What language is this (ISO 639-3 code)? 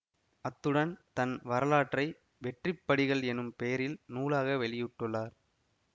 tam